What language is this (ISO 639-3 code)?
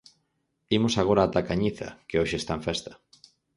glg